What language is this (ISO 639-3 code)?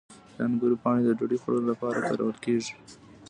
pus